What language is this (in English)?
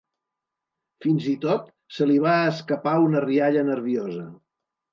Catalan